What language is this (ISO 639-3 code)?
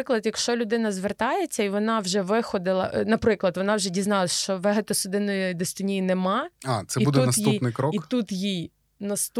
ukr